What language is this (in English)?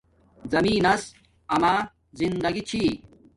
Domaaki